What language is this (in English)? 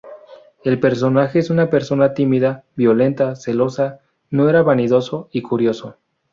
Spanish